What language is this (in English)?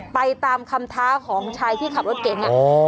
Thai